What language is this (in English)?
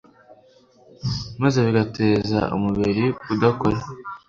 Kinyarwanda